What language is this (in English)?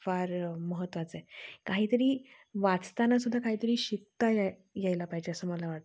Marathi